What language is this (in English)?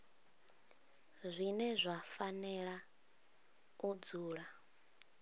Venda